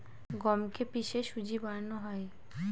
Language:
Bangla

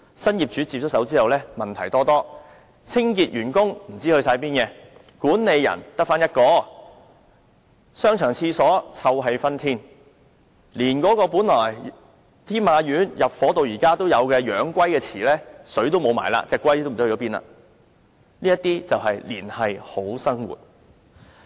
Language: Cantonese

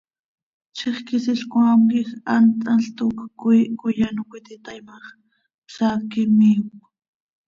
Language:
Seri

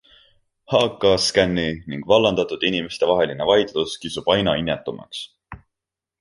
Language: Estonian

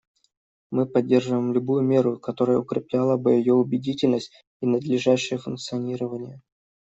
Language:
Russian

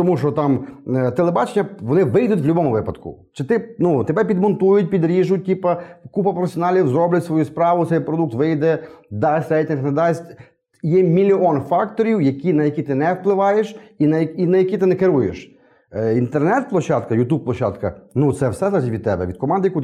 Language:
Ukrainian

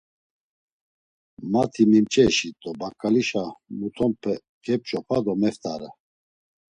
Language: Laz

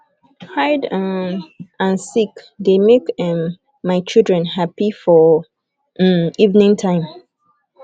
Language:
Nigerian Pidgin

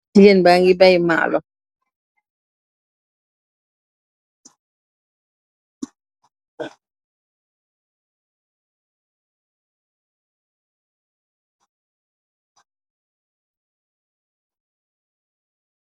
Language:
Wolof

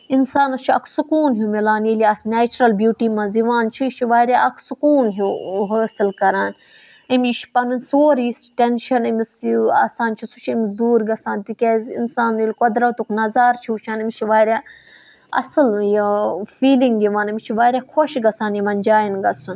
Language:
Kashmiri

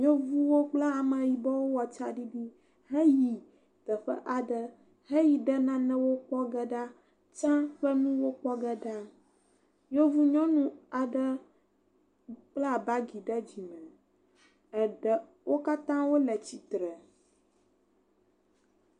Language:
Ewe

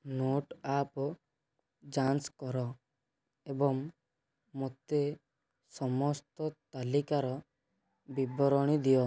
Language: Odia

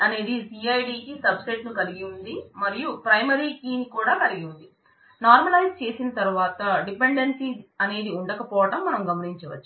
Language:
Telugu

